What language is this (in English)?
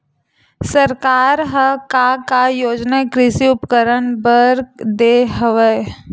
Chhattisgarhi